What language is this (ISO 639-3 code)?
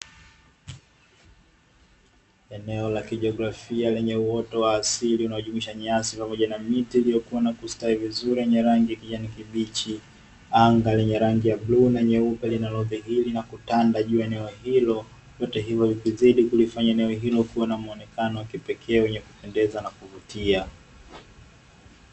swa